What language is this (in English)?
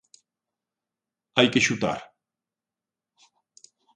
Galician